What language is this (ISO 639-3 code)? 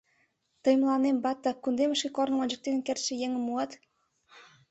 chm